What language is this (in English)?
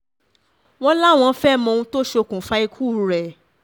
Yoruba